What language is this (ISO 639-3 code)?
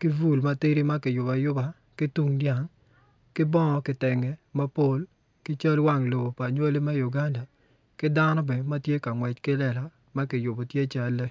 ach